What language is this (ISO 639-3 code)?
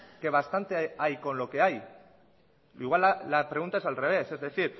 spa